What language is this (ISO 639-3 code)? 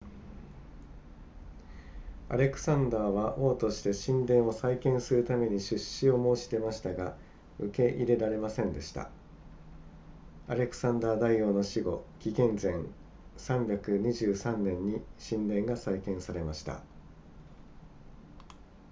jpn